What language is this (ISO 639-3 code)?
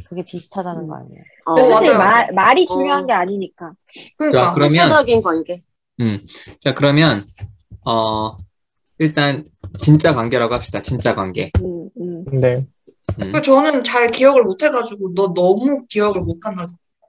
kor